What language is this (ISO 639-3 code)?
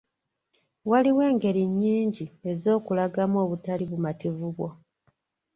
lug